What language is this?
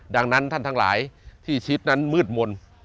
Thai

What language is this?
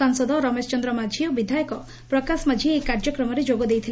Odia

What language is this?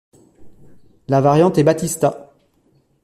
French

